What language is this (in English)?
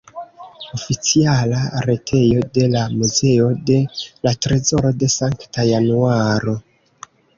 Esperanto